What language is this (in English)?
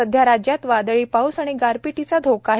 Marathi